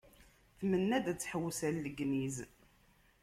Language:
Kabyle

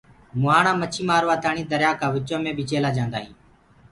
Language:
Gurgula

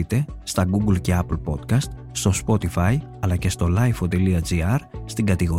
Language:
Greek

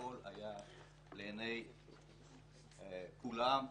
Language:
Hebrew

